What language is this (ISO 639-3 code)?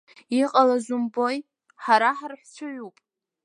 abk